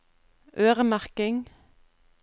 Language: Norwegian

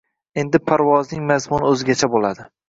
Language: Uzbek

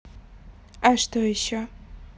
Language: Russian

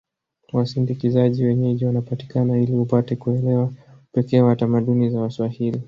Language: Swahili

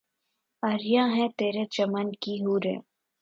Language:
Urdu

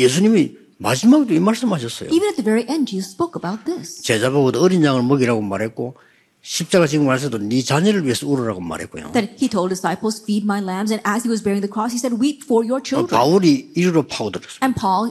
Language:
Korean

